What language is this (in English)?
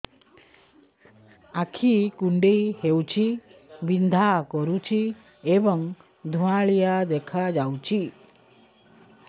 Odia